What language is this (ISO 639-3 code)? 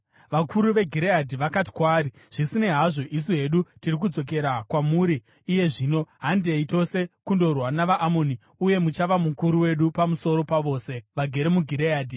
sna